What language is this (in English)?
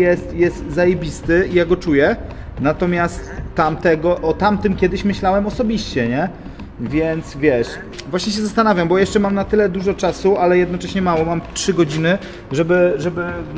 Polish